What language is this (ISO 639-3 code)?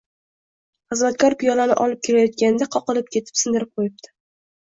uzb